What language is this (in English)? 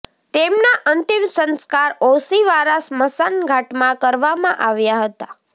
Gujarati